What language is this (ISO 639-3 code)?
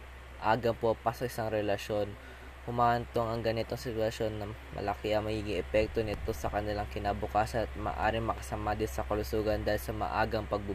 fil